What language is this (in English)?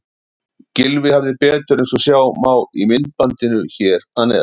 Icelandic